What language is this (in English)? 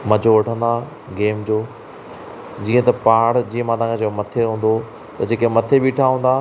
Sindhi